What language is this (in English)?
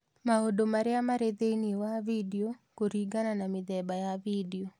Kikuyu